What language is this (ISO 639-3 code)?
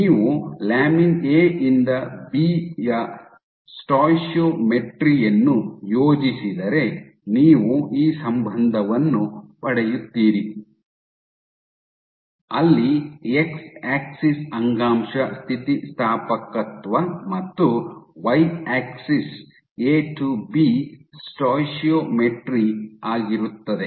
kan